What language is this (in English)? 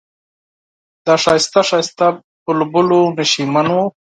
Pashto